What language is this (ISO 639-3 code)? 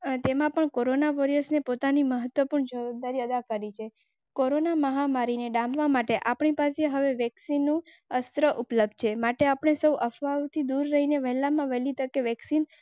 guj